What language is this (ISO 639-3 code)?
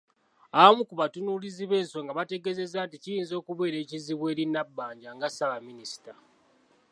lug